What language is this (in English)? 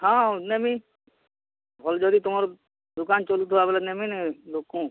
Odia